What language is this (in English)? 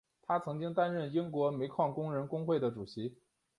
Chinese